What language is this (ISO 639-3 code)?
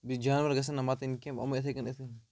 kas